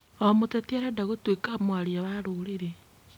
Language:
Kikuyu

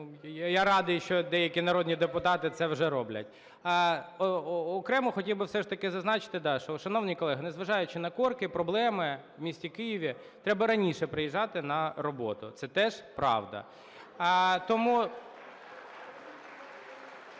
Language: Ukrainian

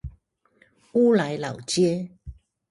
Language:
Chinese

